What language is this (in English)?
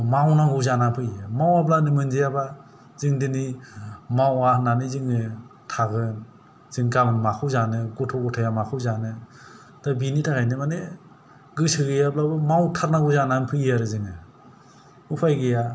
Bodo